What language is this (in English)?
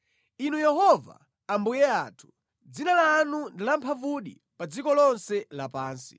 Nyanja